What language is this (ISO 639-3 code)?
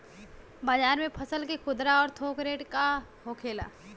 bho